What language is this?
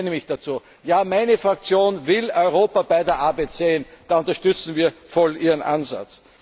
German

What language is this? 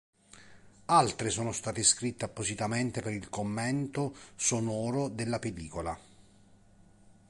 Italian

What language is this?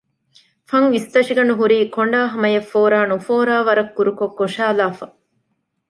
Divehi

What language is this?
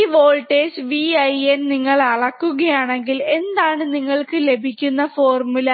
Malayalam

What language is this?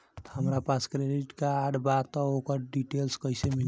Bhojpuri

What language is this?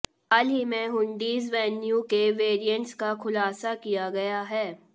Hindi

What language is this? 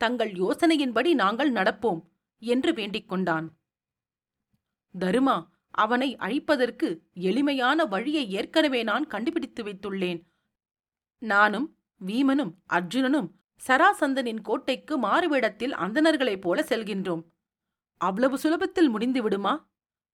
Tamil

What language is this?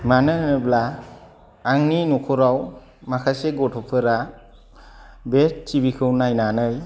Bodo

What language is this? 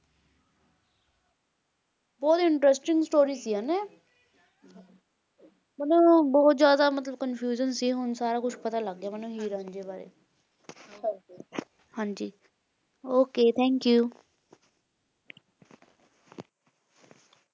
Punjabi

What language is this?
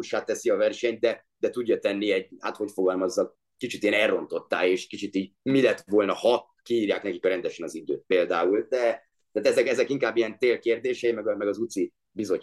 Hungarian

